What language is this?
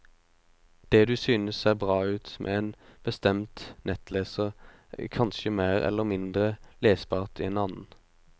Norwegian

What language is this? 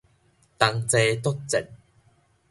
Min Nan Chinese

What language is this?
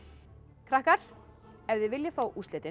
Icelandic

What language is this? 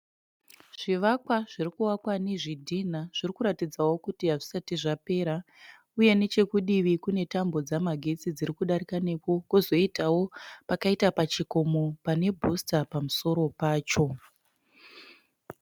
Shona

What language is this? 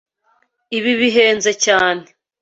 Kinyarwanda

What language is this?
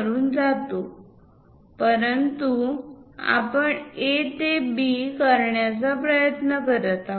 Marathi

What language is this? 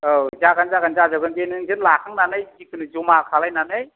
Bodo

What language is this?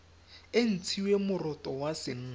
Tswana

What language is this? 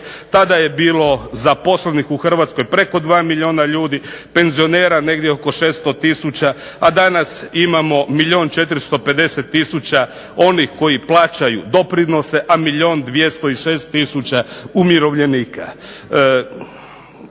Croatian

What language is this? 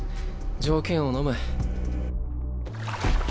Japanese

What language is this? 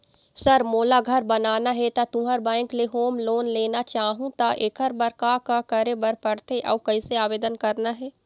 Chhattisgarhi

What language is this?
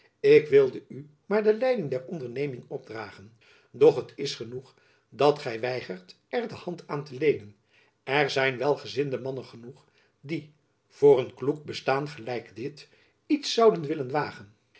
Dutch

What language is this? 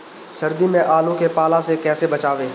Bhojpuri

